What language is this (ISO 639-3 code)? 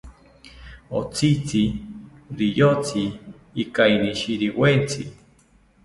cpy